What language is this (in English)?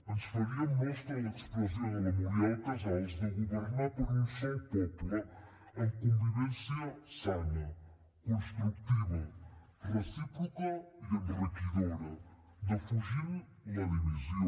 Catalan